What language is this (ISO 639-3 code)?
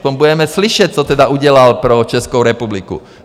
ces